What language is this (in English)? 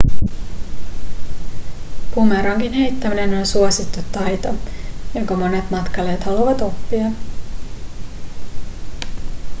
Finnish